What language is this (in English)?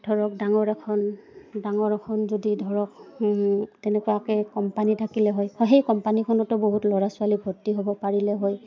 Assamese